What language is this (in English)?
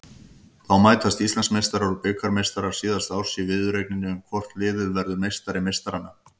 Icelandic